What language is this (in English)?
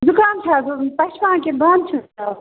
Kashmiri